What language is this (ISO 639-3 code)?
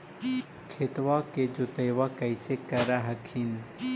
mag